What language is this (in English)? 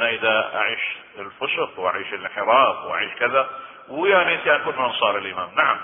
Arabic